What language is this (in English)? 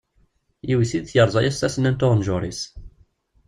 Kabyle